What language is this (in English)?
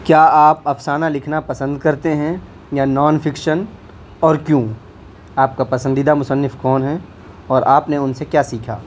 Urdu